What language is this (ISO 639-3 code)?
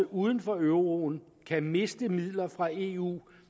dan